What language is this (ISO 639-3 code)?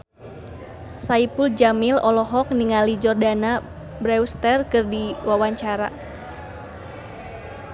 sun